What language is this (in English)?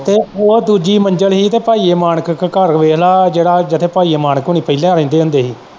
Punjabi